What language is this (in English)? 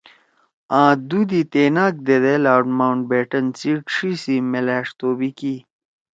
Torwali